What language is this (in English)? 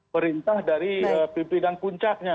Indonesian